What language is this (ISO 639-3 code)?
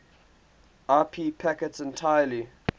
eng